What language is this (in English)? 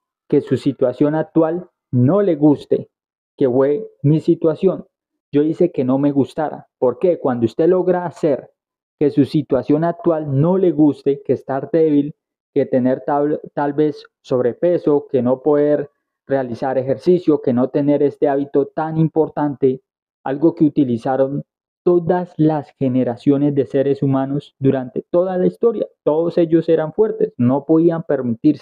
Spanish